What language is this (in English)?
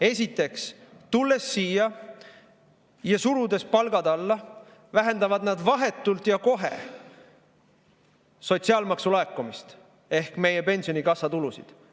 Estonian